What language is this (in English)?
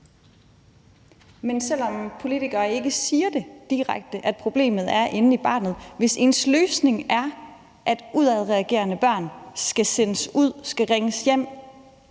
Danish